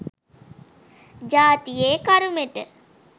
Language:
Sinhala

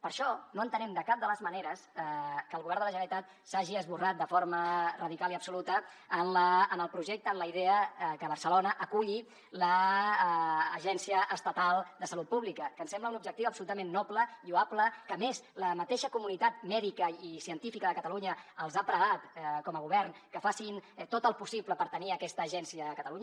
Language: Catalan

